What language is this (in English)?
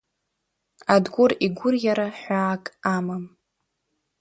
Abkhazian